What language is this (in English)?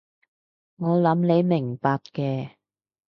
Cantonese